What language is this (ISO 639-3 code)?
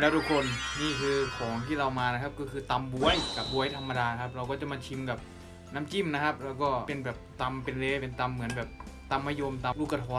tha